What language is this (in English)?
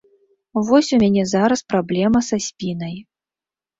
Belarusian